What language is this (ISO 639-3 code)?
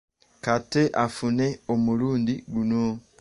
lug